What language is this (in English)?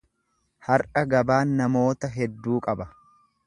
Oromo